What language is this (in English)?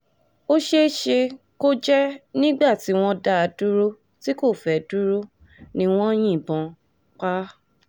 Yoruba